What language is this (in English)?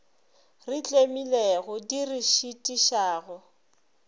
Northern Sotho